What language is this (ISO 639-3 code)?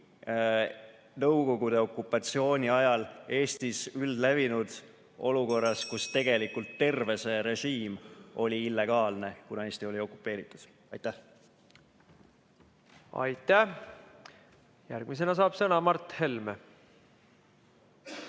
est